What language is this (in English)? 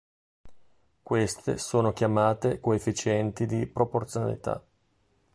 Italian